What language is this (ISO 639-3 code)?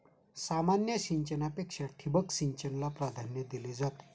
mar